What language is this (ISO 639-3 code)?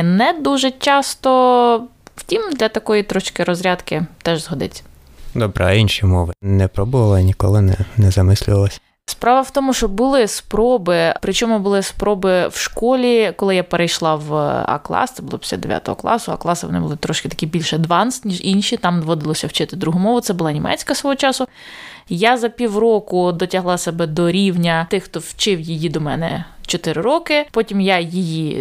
ukr